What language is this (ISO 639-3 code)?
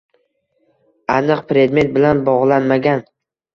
uzb